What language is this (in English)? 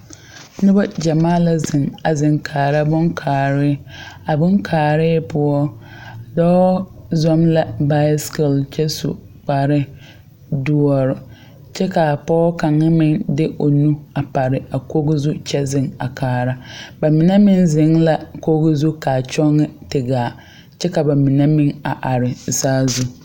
Southern Dagaare